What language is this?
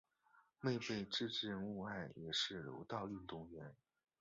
Chinese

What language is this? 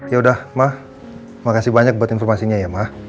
Indonesian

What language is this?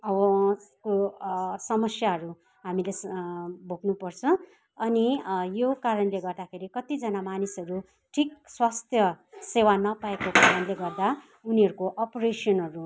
Nepali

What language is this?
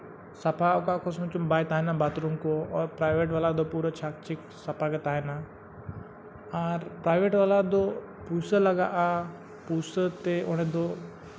Santali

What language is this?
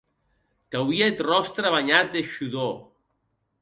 Occitan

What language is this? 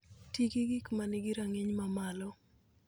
Luo (Kenya and Tanzania)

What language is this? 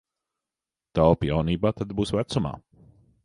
Latvian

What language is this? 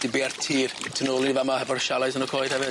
Welsh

